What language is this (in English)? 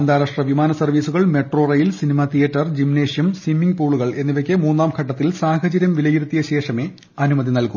Malayalam